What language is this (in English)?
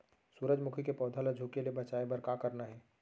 Chhattisgarhi